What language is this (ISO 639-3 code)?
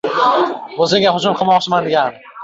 uzb